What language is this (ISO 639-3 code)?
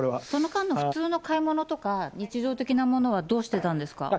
jpn